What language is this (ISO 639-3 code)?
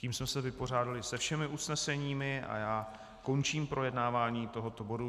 ces